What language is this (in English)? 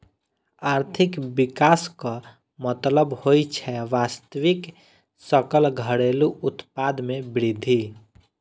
Maithili